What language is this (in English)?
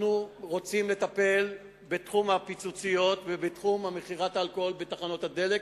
Hebrew